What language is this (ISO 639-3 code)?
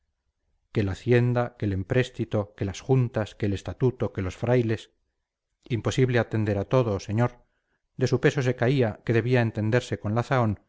spa